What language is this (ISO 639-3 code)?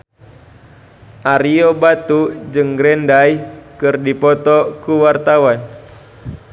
sun